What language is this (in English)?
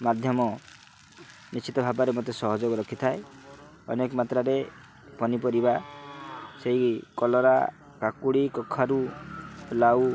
Odia